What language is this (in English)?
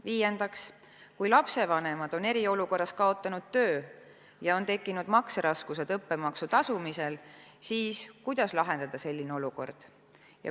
Estonian